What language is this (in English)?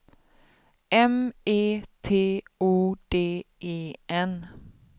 Swedish